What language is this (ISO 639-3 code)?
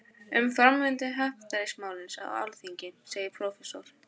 isl